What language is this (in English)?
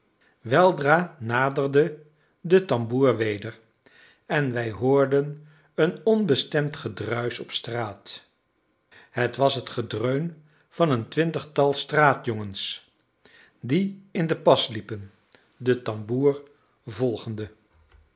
Dutch